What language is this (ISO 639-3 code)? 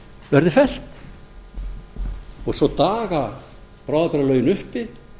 isl